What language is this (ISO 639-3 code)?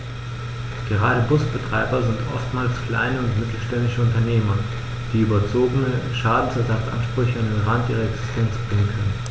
deu